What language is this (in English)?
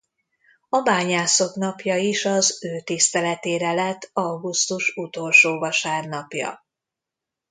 Hungarian